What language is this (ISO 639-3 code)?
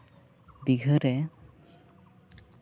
sat